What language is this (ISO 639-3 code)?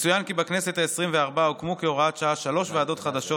heb